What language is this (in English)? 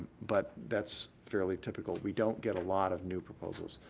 English